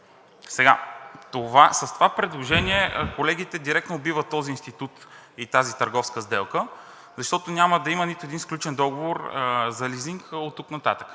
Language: Bulgarian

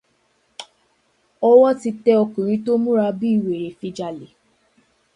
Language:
Yoruba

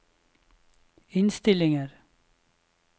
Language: Norwegian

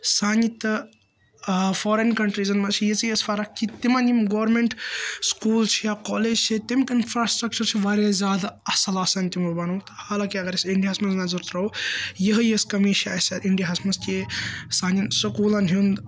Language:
Kashmiri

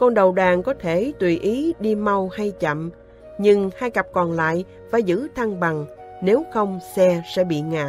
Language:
Vietnamese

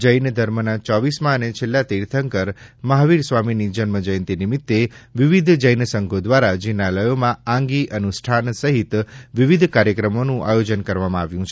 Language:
Gujarati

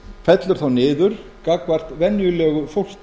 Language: Icelandic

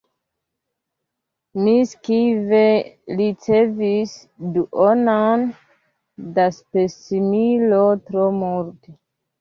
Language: Esperanto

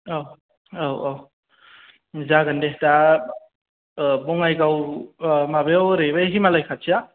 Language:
Bodo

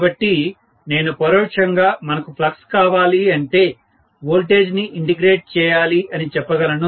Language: Telugu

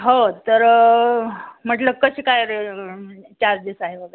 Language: Marathi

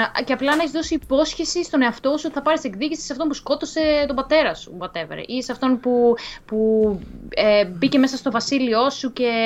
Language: Greek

